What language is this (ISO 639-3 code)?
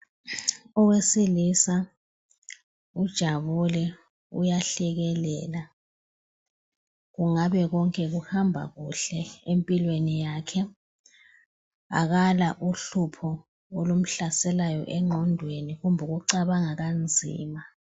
nde